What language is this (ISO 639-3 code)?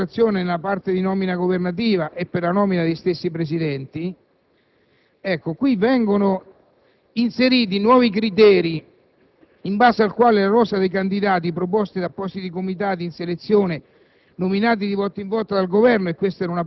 ita